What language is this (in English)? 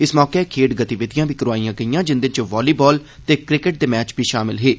Dogri